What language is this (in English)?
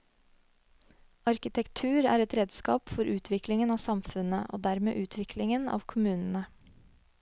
Norwegian